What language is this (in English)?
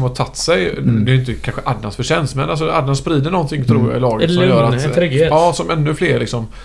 Swedish